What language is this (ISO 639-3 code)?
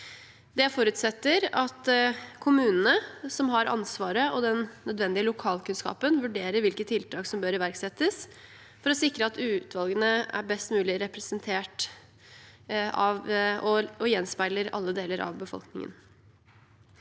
nor